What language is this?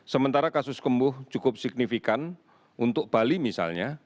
Indonesian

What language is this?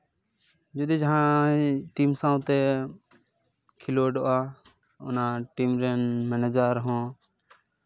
Santali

